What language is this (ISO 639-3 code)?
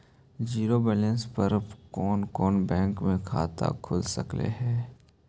mag